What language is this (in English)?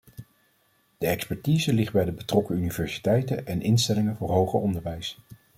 Dutch